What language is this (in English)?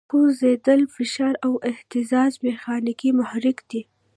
Pashto